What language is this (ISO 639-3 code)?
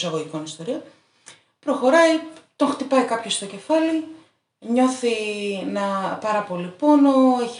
ell